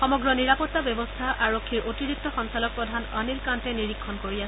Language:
Assamese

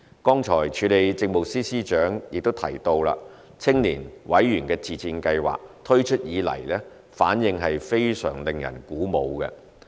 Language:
Cantonese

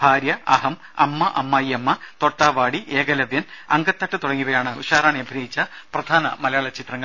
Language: Malayalam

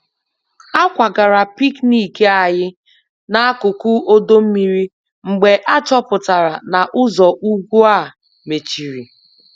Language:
Igbo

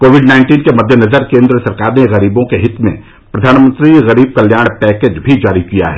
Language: Hindi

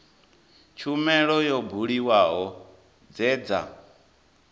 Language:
Venda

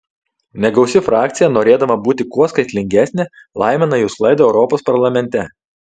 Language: Lithuanian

